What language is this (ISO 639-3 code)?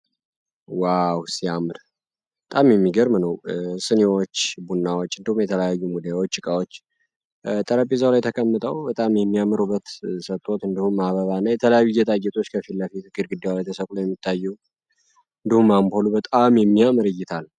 amh